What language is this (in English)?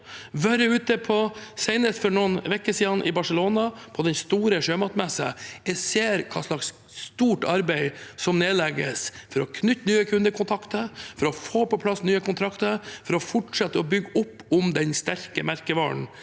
Norwegian